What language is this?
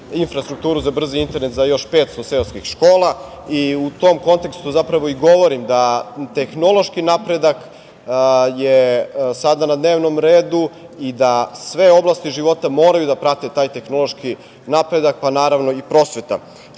Serbian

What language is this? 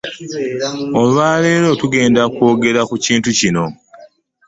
Ganda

